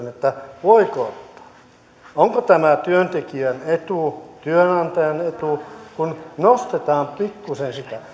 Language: Finnish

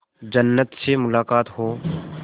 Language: Hindi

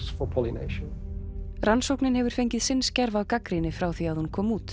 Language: Icelandic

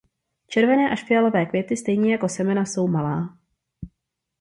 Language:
Czech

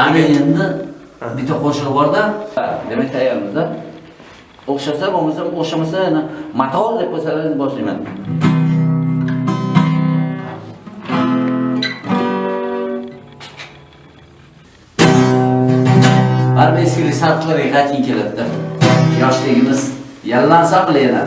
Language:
Turkish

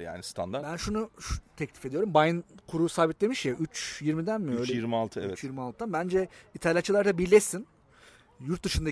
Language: Turkish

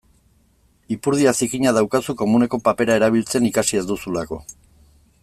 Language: Basque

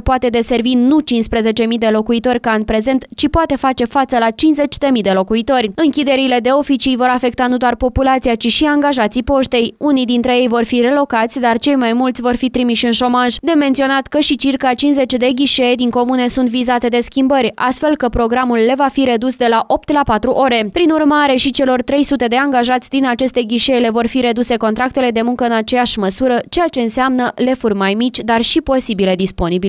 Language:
Romanian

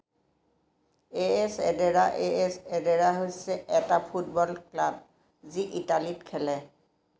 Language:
Assamese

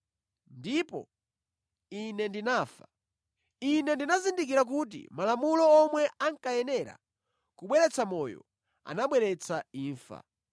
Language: Nyanja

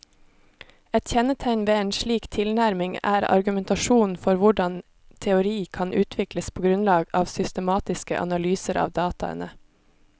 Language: Norwegian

